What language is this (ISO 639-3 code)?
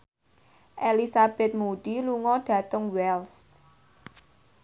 jav